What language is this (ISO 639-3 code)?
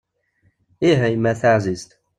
kab